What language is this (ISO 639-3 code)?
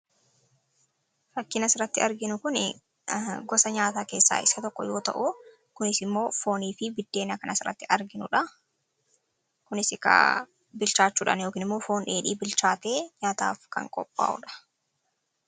orm